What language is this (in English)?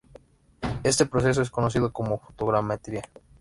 Spanish